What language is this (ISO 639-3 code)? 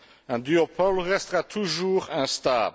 fra